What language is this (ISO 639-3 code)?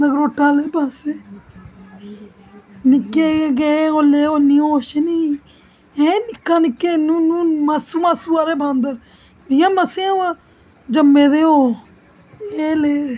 doi